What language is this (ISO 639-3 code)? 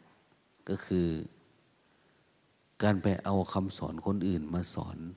tha